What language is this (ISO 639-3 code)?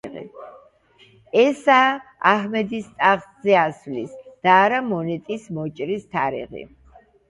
kat